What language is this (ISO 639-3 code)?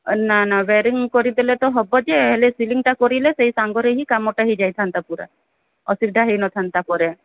ori